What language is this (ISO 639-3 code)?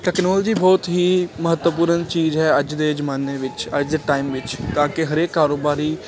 pan